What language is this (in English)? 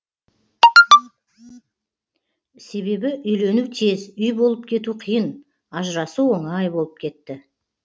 Kazakh